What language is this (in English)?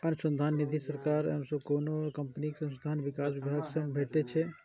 Maithili